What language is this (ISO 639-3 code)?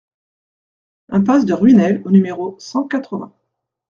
fra